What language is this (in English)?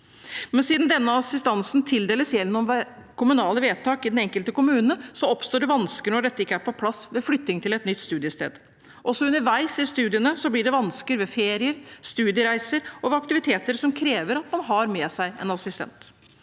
Norwegian